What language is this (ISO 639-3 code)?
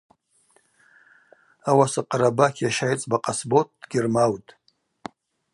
abq